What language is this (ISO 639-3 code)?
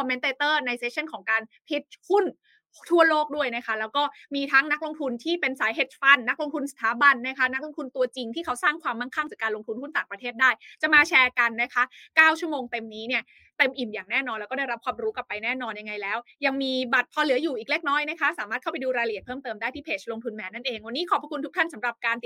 tha